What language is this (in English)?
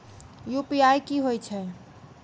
Maithili